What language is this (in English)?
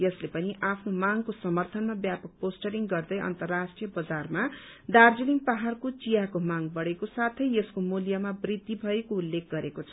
Nepali